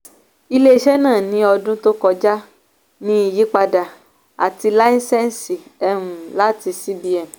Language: Yoruba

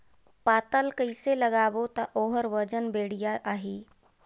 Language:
Chhattisgarhi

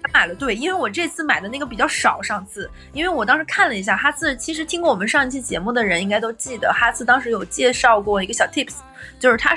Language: Chinese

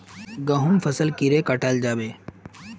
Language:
Magahi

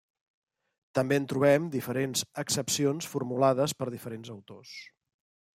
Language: Catalan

